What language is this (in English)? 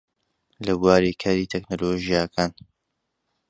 Central Kurdish